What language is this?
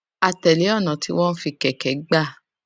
Yoruba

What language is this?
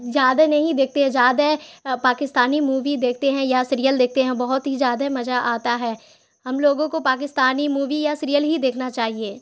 Urdu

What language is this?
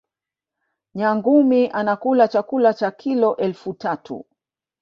Swahili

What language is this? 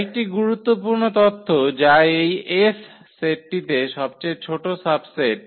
Bangla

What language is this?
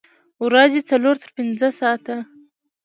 Pashto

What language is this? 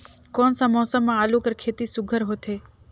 Chhattisgarhi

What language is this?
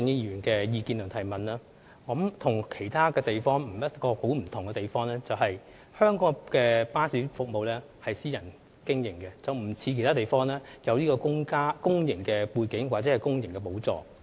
Cantonese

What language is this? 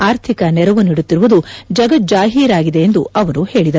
Kannada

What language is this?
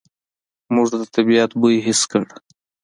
Pashto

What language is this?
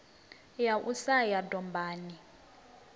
Venda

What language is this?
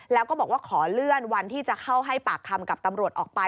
Thai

